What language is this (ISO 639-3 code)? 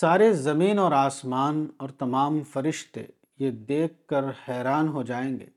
urd